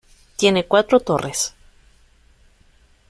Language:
Spanish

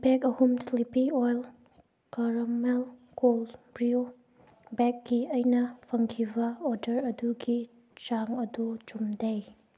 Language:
Manipuri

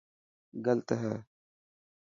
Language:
Dhatki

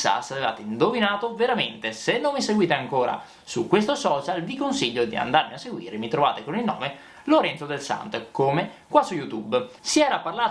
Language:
Italian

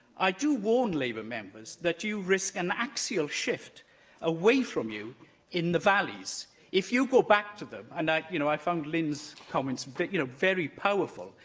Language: English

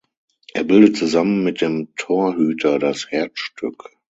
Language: German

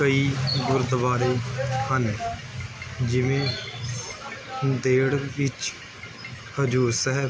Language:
Punjabi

